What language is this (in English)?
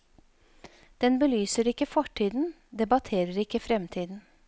Norwegian